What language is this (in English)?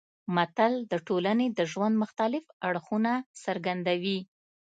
Pashto